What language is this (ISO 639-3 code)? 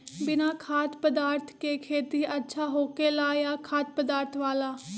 mag